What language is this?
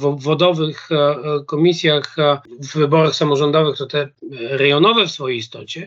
Polish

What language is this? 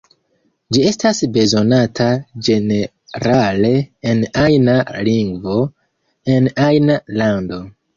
Esperanto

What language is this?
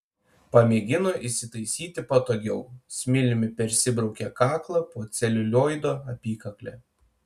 Lithuanian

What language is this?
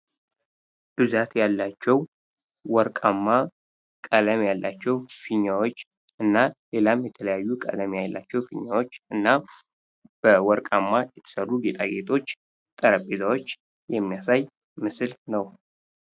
Amharic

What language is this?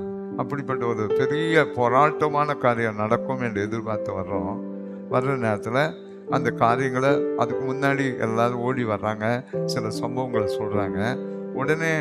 Tamil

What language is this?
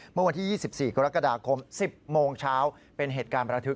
Thai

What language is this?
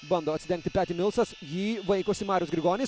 Lithuanian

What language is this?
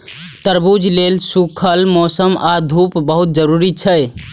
Maithili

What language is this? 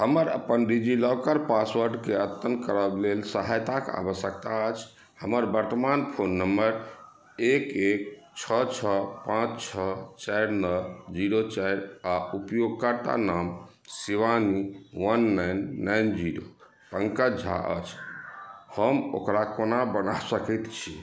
Maithili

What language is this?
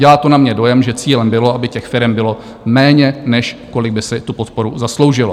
Czech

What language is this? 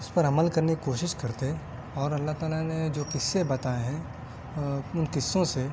Urdu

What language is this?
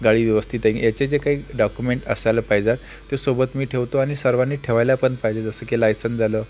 Marathi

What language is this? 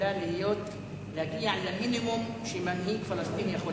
Hebrew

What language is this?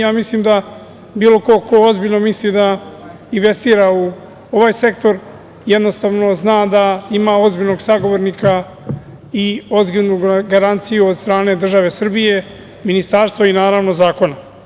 Serbian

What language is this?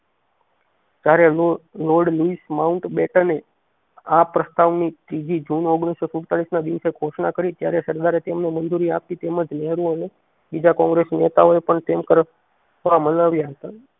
Gujarati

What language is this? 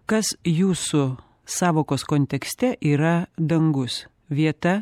Lithuanian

